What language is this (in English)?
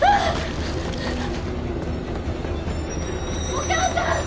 Japanese